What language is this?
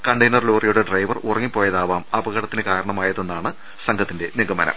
Malayalam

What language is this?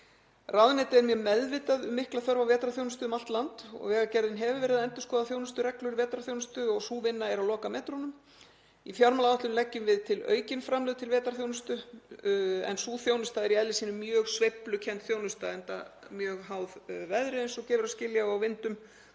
Icelandic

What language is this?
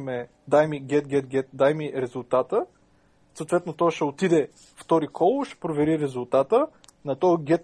Bulgarian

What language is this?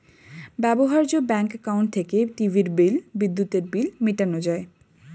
Bangla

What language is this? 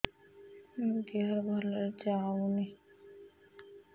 Odia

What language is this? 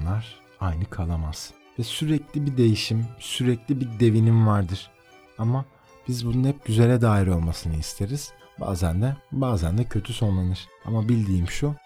Turkish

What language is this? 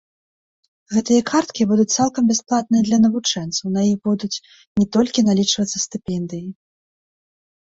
Belarusian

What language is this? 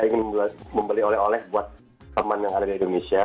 Indonesian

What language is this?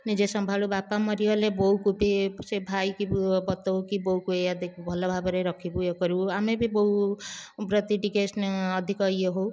Odia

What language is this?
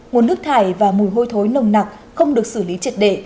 Vietnamese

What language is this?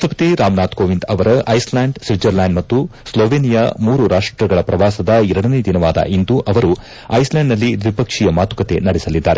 Kannada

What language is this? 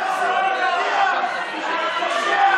Hebrew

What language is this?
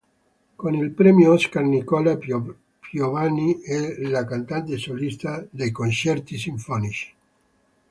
Italian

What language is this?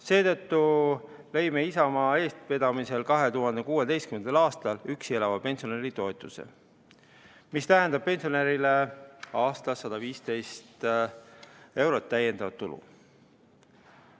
Estonian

